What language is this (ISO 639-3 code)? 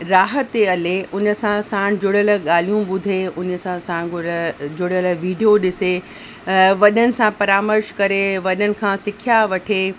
snd